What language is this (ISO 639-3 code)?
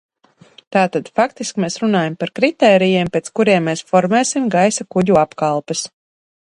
lav